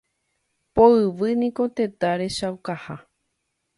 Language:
Guarani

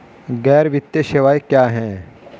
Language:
Hindi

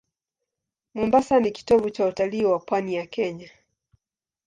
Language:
Swahili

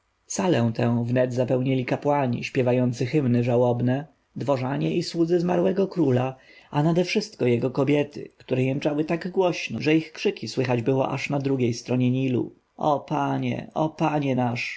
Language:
Polish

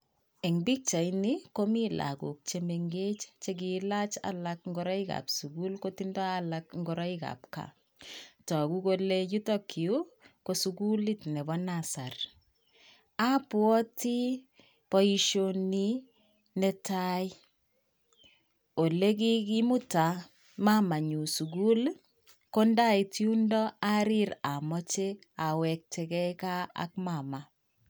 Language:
Kalenjin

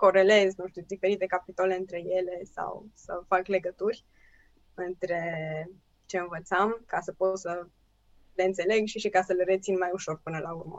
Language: Romanian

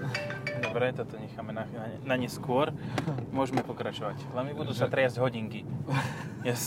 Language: Slovak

